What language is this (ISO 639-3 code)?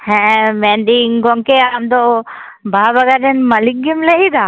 sat